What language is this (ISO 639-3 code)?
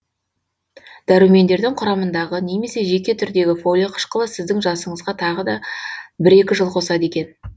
kaz